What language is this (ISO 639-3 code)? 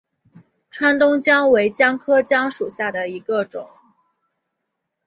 zho